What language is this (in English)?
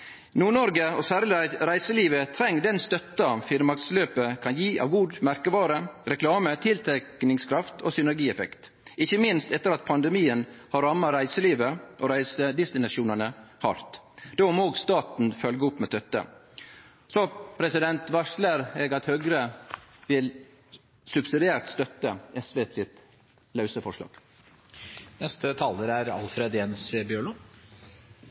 Norwegian Nynorsk